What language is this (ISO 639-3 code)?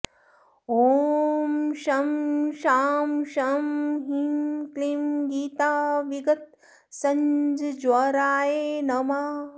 san